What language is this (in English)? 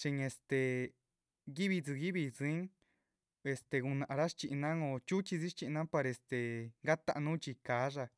Chichicapan Zapotec